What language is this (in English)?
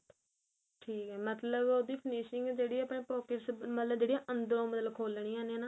Punjabi